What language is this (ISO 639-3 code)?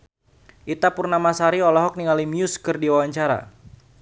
sun